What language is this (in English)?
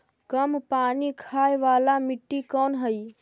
Magahi